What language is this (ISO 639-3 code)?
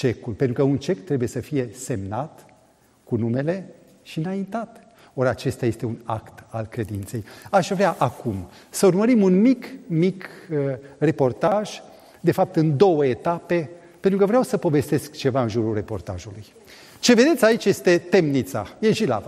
ron